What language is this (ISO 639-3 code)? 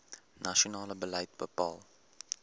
afr